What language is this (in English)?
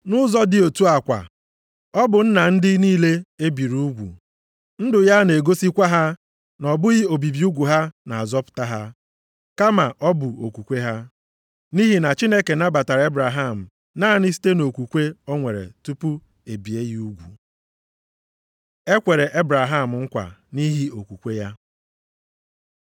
Igbo